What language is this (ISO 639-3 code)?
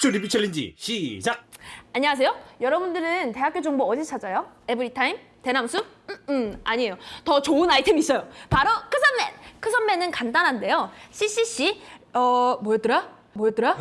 kor